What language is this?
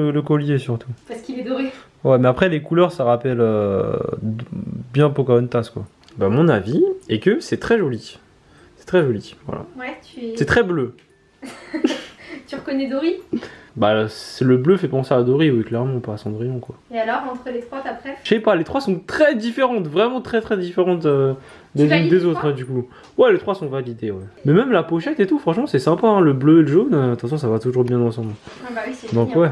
French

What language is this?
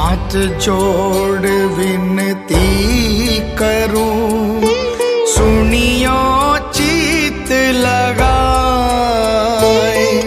Hindi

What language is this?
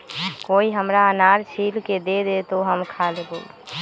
Magahi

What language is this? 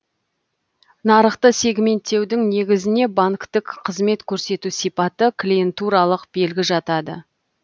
Kazakh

